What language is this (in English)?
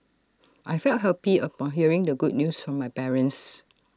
English